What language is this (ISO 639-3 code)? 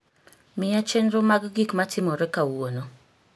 luo